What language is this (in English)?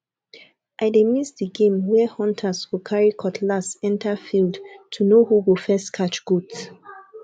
Nigerian Pidgin